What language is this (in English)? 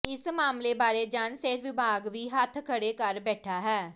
Punjabi